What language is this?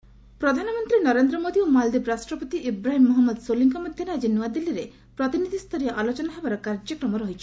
Odia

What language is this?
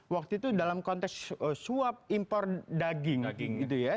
Indonesian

